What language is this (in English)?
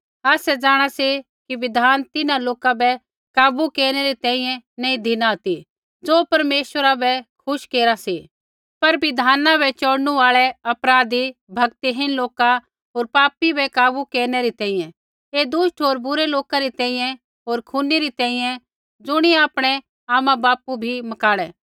Kullu Pahari